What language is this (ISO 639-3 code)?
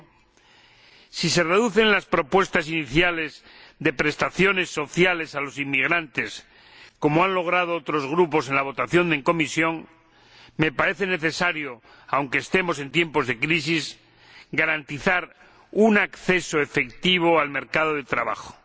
spa